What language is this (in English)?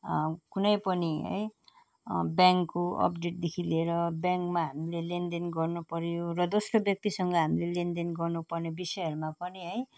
Nepali